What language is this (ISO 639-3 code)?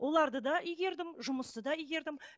kaz